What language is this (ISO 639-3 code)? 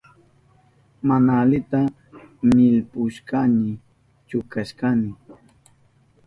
qup